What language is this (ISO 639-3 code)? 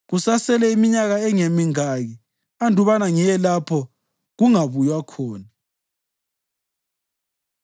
nde